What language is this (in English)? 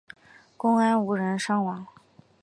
Chinese